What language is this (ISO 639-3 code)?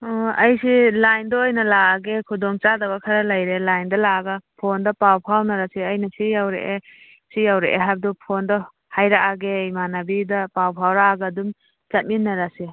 mni